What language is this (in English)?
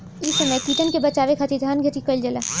Bhojpuri